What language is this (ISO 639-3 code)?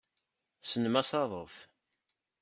kab